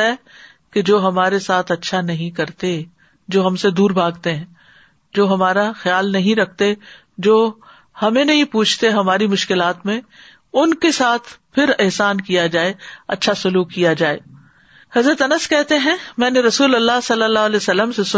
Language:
Urdu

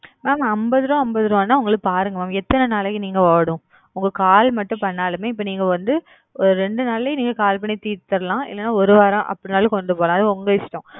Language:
Tamil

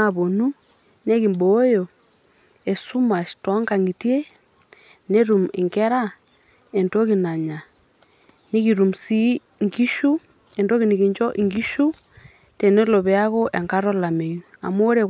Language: Masai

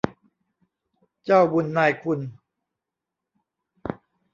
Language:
Thai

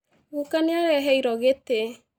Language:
Kikuyu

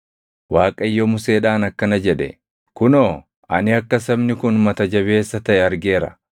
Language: Oromo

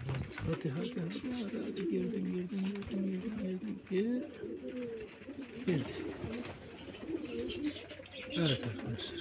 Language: Turkish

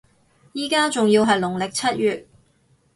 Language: Cantonese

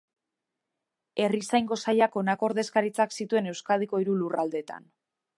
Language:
Basque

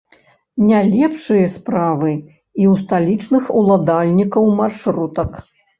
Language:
Belarusian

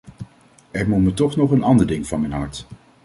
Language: Dutch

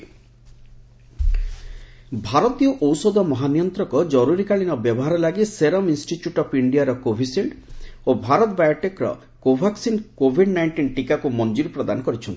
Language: Odia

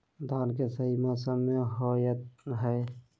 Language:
Magahi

